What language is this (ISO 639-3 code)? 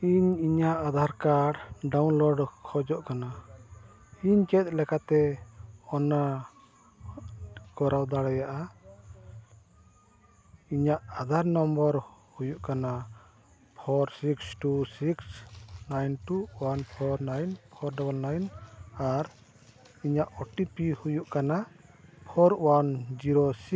sat